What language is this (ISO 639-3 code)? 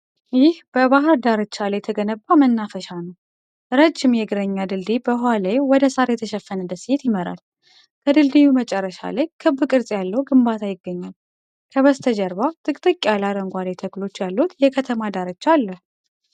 amh